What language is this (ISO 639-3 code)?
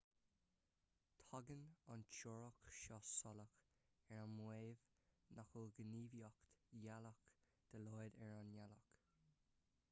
gle